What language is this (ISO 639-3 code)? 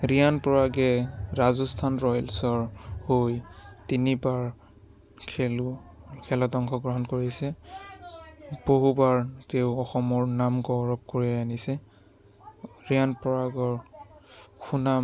asm